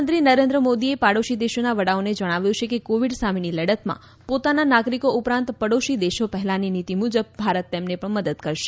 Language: Gujarati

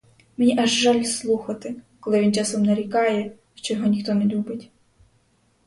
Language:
Ukrainian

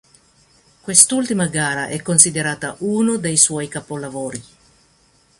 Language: Italian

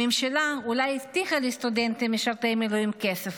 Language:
Hebrew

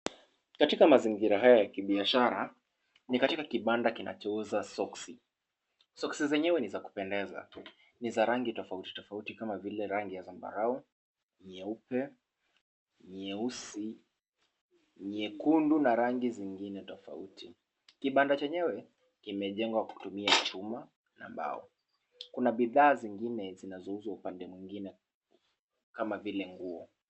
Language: Swahili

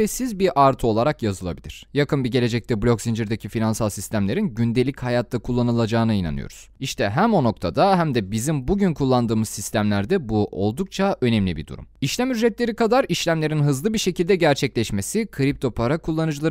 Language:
Turkish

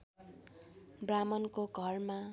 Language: Nepali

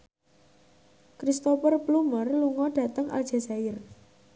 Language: Javanese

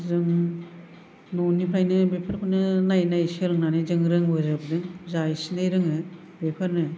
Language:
Bodo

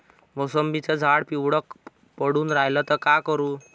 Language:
Marathi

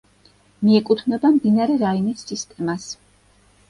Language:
Georgian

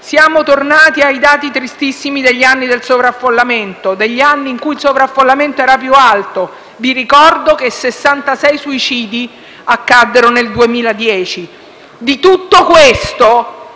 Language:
Italian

